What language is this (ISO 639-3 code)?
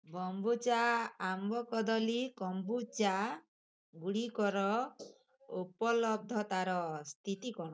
ori